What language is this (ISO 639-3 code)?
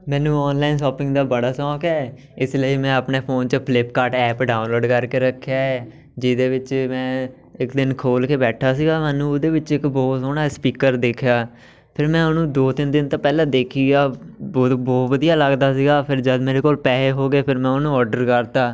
pan